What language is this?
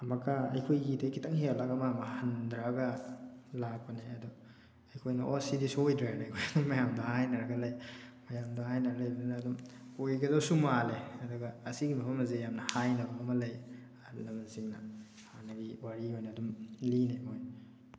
Manipuri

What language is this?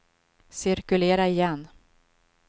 Swedish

